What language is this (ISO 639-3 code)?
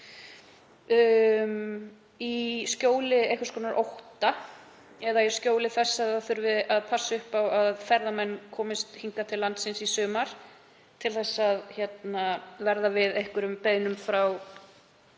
isl